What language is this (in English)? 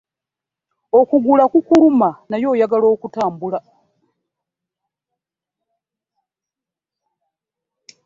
Ganda